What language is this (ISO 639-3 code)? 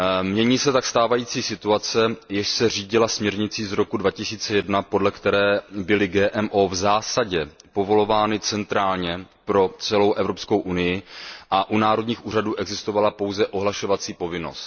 ces